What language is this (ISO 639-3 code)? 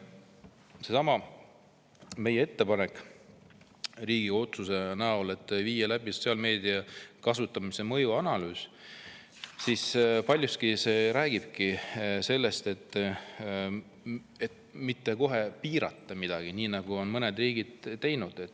est